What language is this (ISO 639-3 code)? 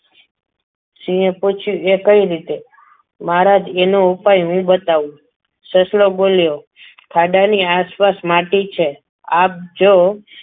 guj